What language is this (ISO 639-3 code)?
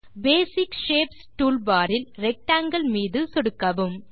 tam